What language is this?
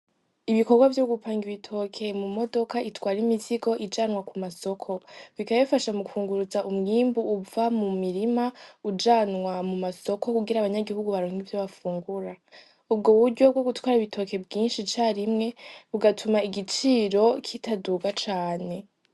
Rundi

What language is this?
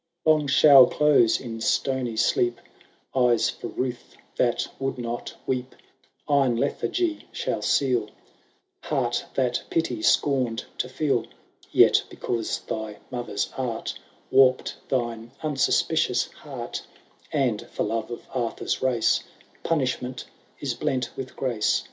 English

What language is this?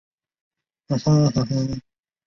Chinese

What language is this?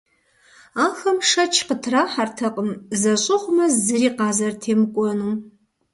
Kabardian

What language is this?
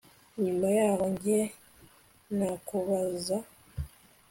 Kinyarwanda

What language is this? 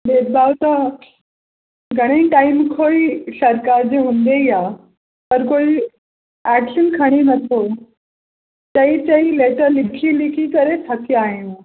Sindhi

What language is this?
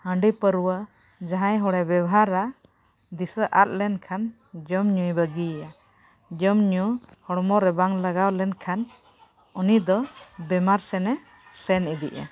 Santali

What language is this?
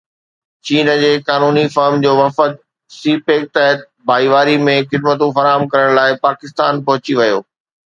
Sindhi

